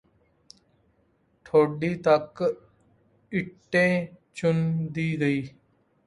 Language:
Punjabi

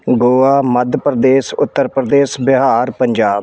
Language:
Punjabi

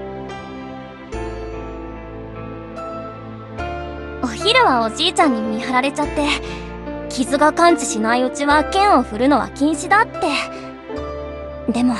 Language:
Japanese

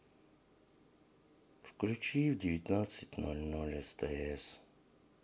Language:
Russian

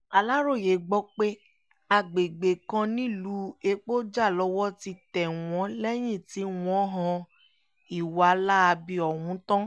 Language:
Yoruba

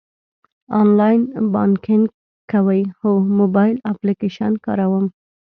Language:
Pashto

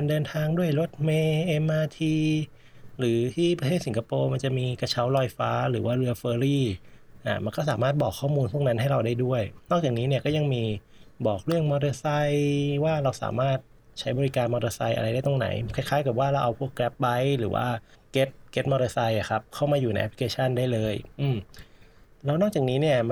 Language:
Thai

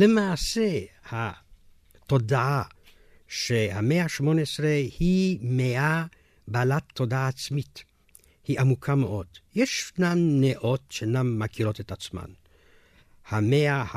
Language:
Hebrew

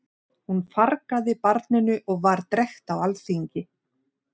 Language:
Icelandic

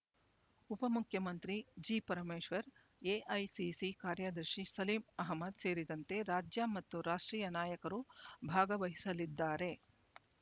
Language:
Kannada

